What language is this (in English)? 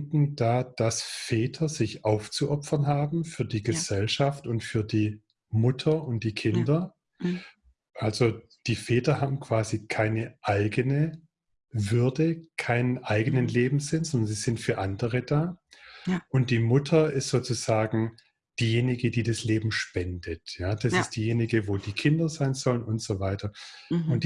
German